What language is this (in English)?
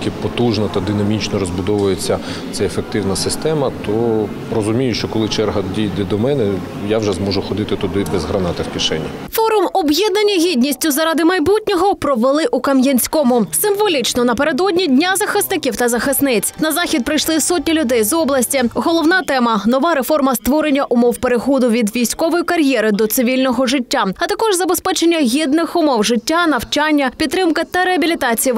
Ukrainian